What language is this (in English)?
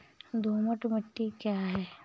Hindi